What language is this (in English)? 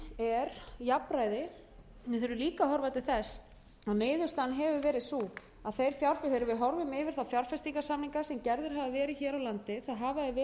Icelandic